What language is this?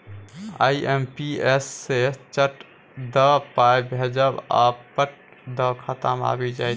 Maithili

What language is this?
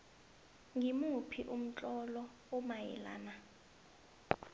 South Ndebele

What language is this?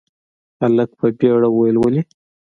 Pashto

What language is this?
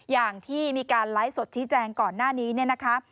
Thai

